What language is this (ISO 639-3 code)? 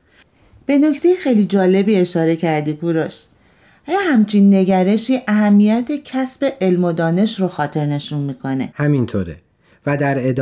fas